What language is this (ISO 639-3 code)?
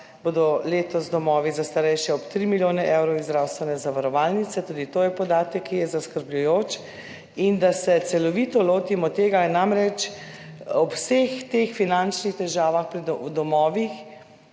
slv